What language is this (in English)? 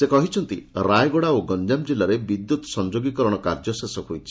Odia